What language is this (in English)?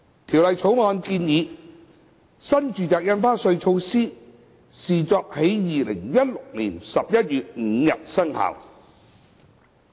Cantonese